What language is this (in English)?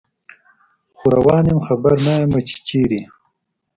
Pashto